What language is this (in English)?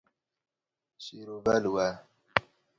Kurdish